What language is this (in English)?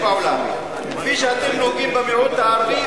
Hebrew